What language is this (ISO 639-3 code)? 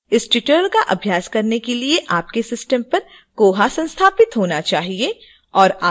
hin